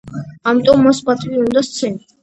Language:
Georgian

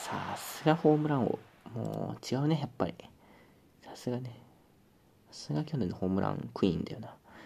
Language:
Japanese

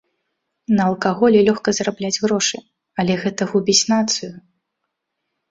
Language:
Belarusian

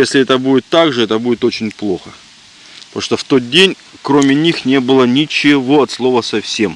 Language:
Russian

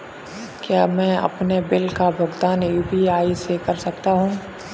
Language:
Hindi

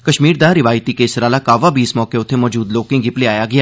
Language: Dogri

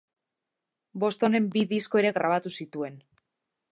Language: Basque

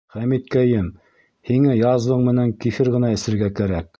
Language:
Bashkir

